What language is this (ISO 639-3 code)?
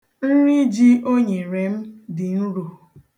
ibo